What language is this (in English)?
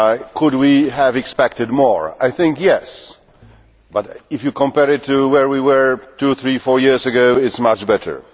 English